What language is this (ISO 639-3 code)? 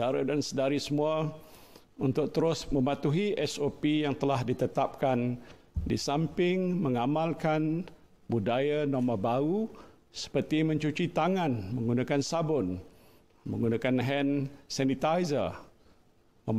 msa